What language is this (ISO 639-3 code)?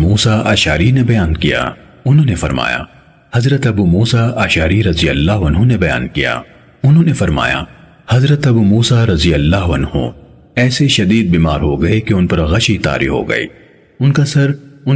urd